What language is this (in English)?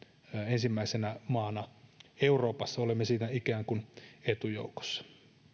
Finnish